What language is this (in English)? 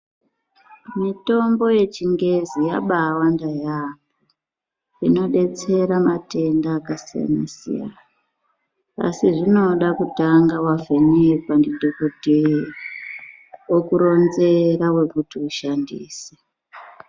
Ndau